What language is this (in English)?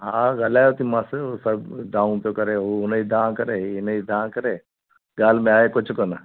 Sindhi